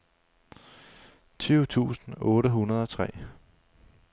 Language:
Danish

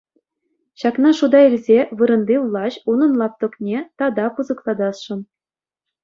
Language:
Chuvash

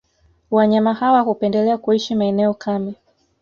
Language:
Swahili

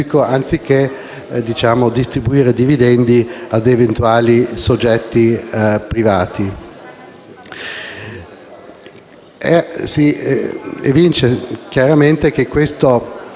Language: Italian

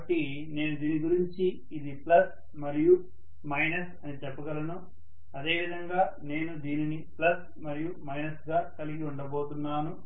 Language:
Telugu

